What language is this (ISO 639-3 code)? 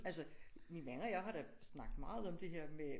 dan